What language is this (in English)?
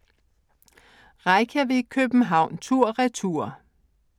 Danish